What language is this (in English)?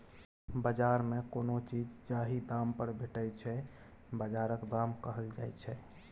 Maithili